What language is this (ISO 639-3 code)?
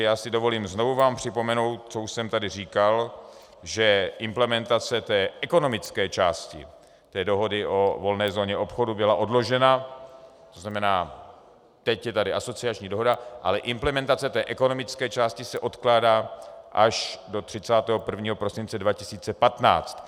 ces